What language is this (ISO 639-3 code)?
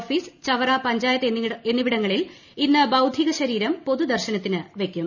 mal